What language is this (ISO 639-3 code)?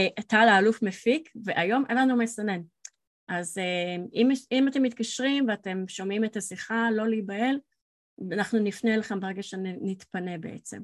heb